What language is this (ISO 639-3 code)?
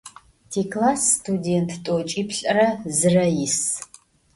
ady